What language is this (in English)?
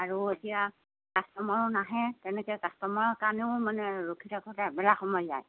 Assamese